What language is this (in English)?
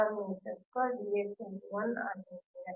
Kannada